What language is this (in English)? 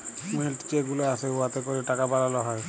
Bangla